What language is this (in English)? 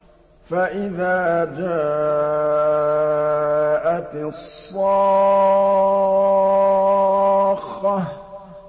Arabic